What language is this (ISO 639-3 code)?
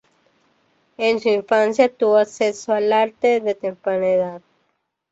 spa